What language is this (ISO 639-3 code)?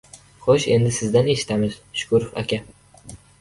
uzb